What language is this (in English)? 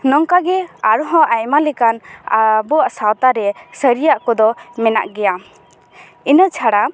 Santali